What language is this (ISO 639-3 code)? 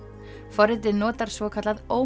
isl